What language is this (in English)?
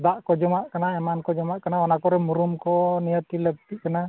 Santali